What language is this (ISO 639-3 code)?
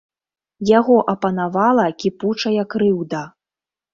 bel